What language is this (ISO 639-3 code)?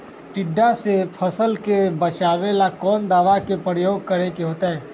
mag